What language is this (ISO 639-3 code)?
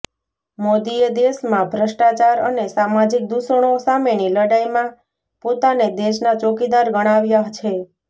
guj